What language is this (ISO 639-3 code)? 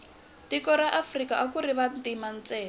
tso